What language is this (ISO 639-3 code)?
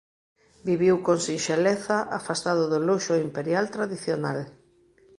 glg